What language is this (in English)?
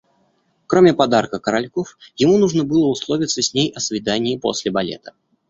Russian